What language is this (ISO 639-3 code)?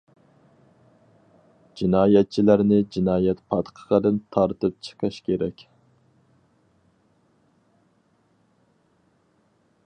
uig